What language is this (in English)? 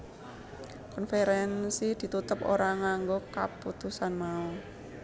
Javanese